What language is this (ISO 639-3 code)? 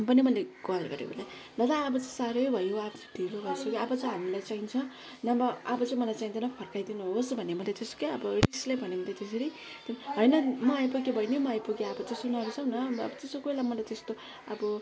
nep